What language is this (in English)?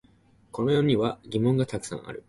Japanese